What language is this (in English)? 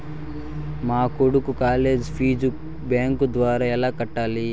Telugu